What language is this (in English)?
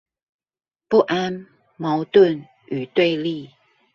Chinese